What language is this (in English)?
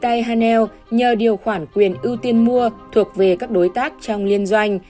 Vietnamese